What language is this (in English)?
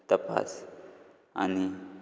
Konkani